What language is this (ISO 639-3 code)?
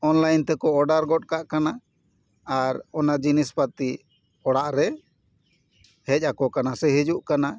sat